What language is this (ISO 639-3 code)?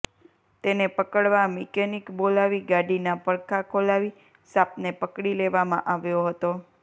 guj